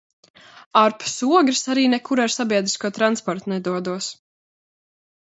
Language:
Latvian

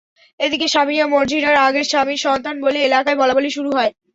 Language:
Bangla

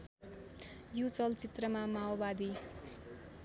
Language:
Nepali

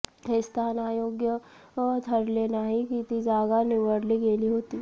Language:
Marathi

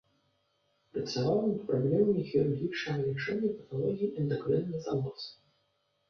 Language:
Belarusian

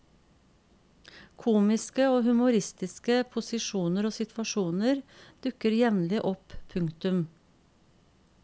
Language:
Norwegian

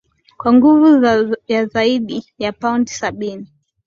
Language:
Swahili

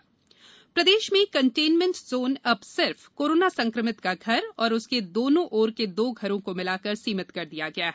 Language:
Hindi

